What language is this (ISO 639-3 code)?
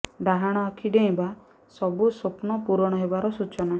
ori